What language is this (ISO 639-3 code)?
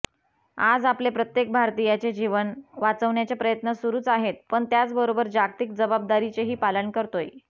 mar